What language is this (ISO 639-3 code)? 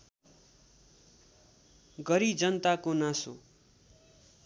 nep